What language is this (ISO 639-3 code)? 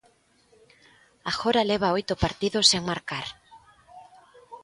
glg